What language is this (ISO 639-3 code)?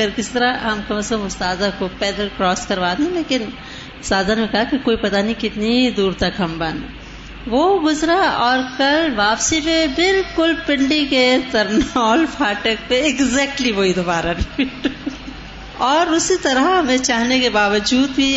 urd